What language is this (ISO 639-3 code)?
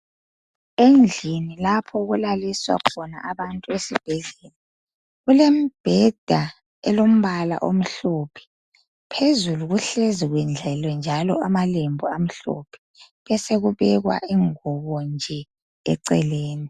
nde